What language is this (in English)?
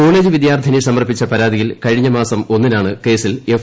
Malayalam